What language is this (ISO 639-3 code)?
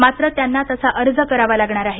mar